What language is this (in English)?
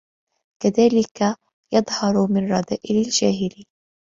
Arabic